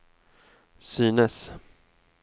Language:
Swedish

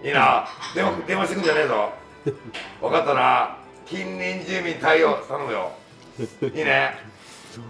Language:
Japanese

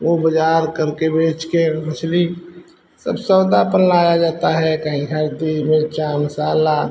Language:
Hindi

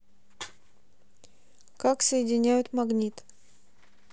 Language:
Russian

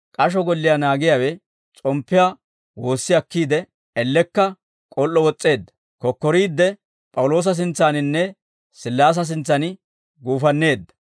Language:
Dawro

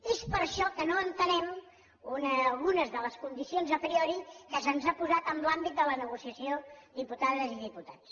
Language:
Catalan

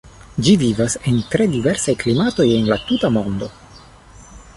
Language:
Esperanto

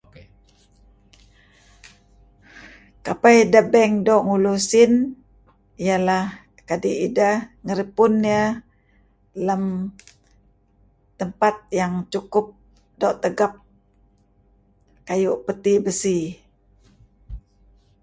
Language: Kelabit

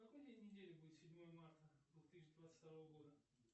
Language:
Russian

